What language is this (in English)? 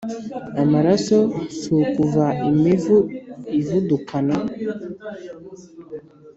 Kinyarwanda